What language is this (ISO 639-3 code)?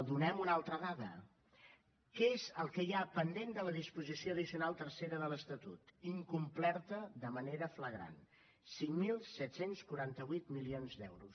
cat